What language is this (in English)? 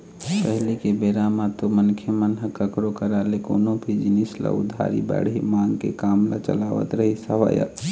Chhattisgarhi